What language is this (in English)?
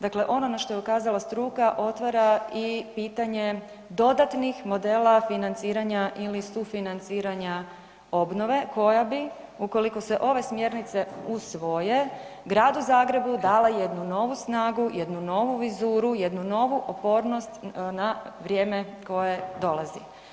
Croatian